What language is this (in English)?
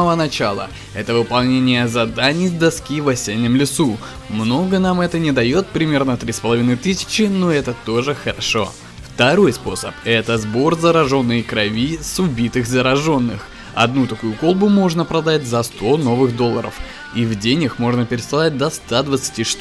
Russian